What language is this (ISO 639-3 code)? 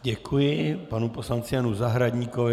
ces